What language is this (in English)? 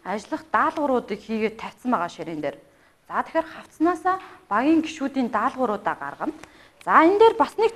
English